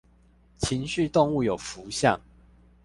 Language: Chinese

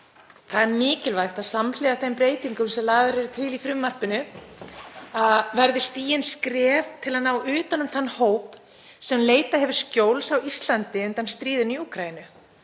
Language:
Icelandic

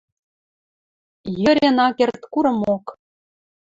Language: Western Mari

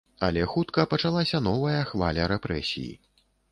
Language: Belarusian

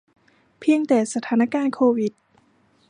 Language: Thai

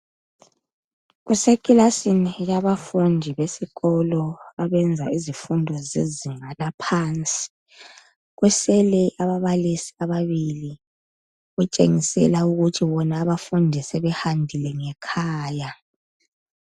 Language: North Ndebele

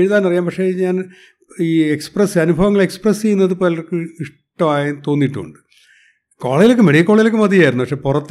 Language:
Malayalam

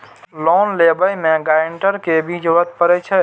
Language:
Maithili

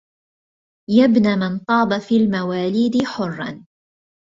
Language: Arabic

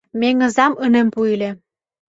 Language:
Mari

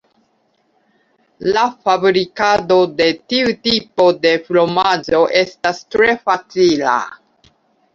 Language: Esperanto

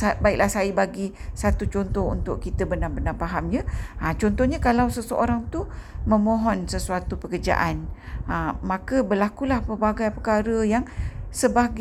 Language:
Malay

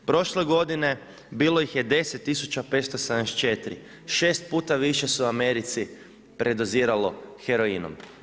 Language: Croatian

